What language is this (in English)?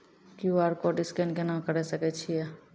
Maithili